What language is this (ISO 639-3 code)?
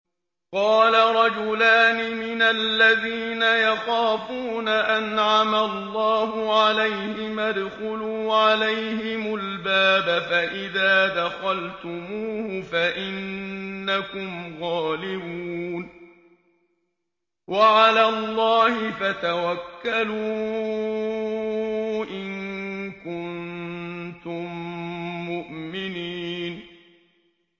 ara